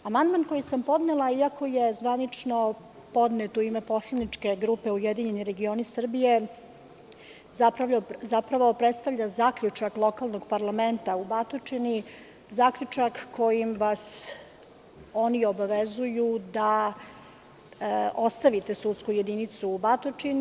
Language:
Serbian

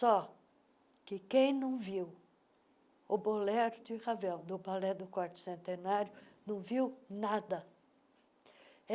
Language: Portuguese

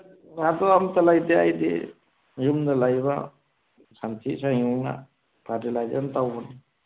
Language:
Manipuri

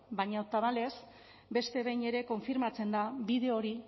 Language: Basque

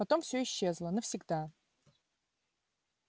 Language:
Russian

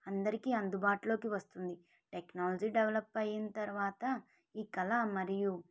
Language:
Telugu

